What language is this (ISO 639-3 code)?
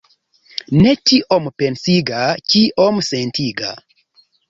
epo